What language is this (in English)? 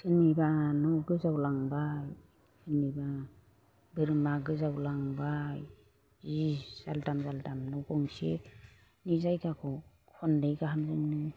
Bodo